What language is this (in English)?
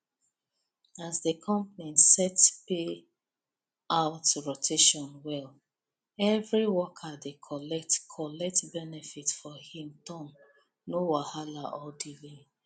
Nigerian Pidgin